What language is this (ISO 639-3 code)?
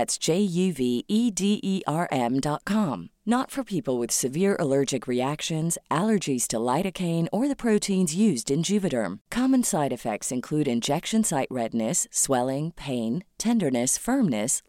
fil